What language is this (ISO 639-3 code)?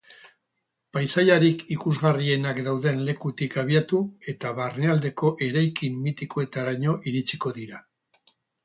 eus